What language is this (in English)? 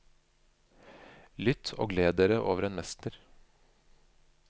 Norwegian